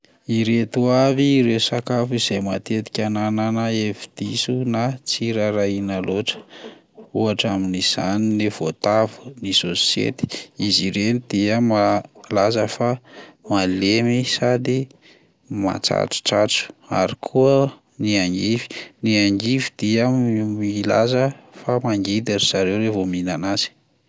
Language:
Malagasy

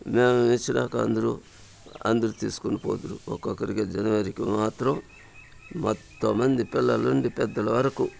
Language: Telugu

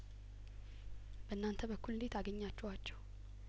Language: Amharic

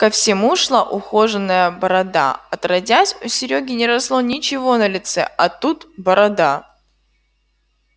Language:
Russian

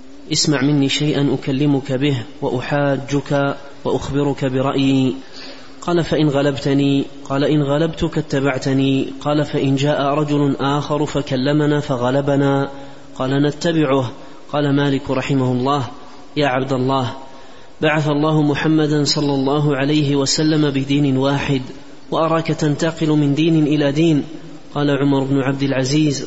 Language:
Arabic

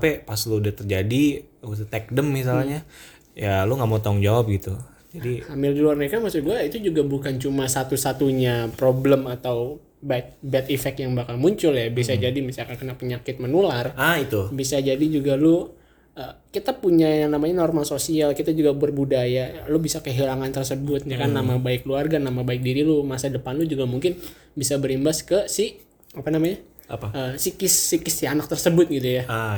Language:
Indonesian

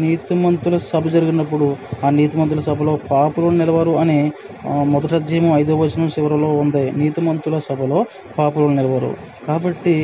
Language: Telugu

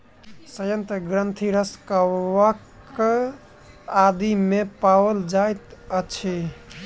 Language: Maithili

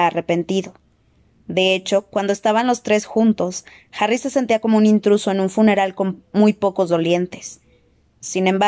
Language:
Spanish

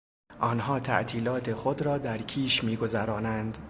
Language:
Persian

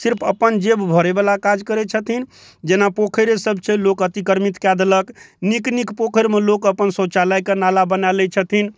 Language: Maithili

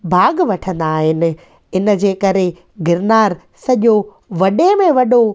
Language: Sindhi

